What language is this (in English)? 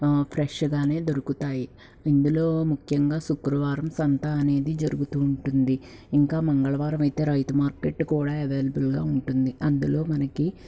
Telugu